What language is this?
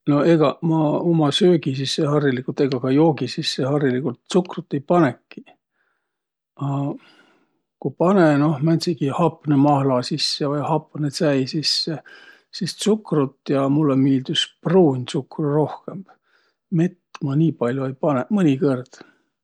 Võro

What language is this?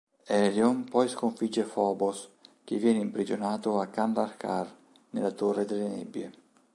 Italian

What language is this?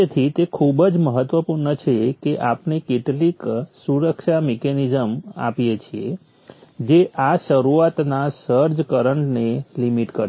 Gujarati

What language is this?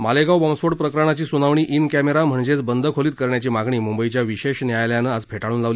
Marathi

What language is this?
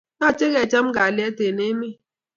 Kalenjin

